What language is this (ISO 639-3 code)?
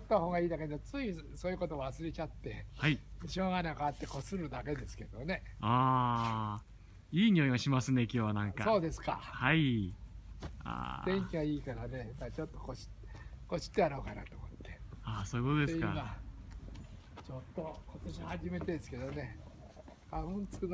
jpn